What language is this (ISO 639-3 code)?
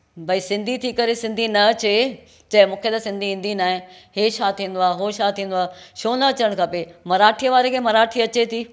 snd